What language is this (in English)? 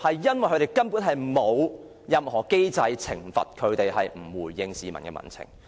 Cantonese